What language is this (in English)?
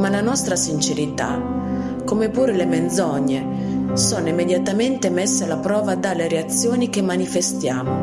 Italian